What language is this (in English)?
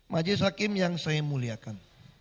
Indonesian